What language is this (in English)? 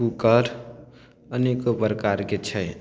Maithili